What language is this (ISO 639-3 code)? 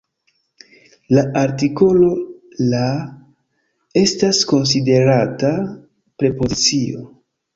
epo